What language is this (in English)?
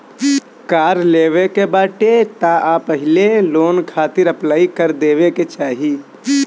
Bhojpuri